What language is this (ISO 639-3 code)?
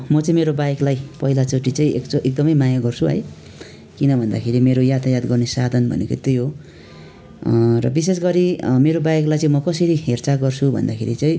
nep